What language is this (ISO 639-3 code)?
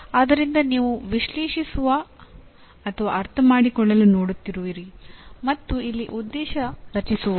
kan